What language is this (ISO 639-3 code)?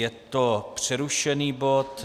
ces